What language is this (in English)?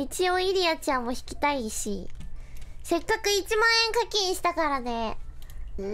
Japanese